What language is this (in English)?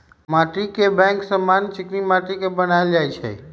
Magahi